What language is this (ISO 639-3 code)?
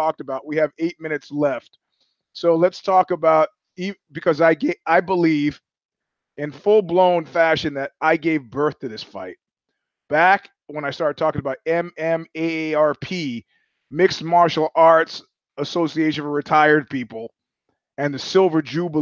eng